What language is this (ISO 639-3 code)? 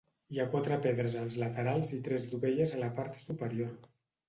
cat